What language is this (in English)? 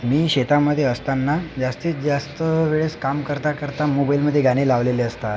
Marathi